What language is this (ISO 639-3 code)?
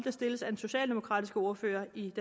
dan